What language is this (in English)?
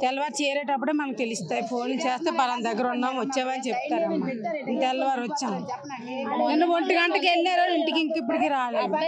Telugu